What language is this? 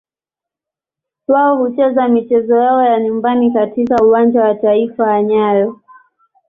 Swahili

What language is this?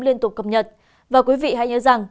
Vietnamese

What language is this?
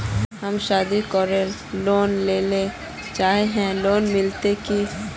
Magahi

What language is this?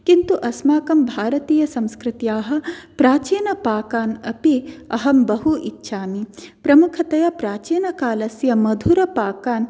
Sanskrit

